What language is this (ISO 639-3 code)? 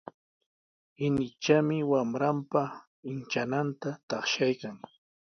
qws